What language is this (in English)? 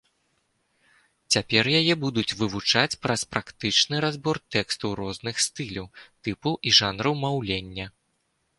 Belarusian